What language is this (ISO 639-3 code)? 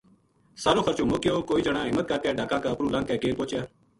gju